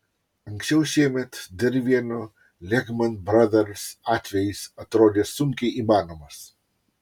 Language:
Lithuanian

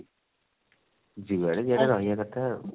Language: Odia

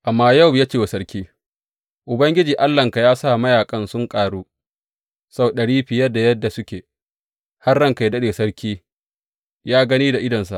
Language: Hausa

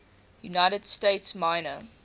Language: English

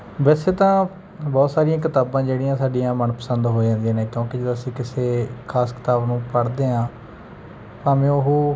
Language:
Punjabi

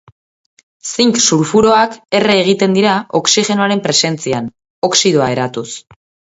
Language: Basque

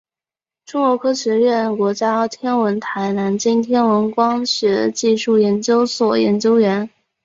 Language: Chinese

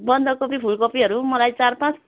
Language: Nepali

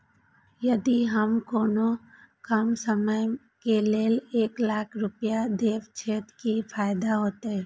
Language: Maithili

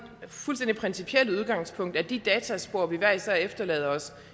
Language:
Danish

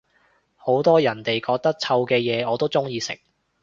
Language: Cantonese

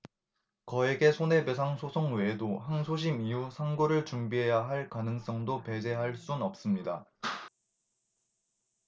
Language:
Korean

